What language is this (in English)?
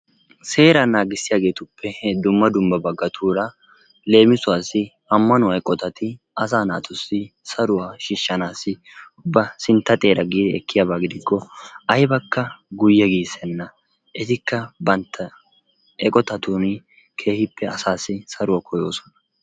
Wolaytta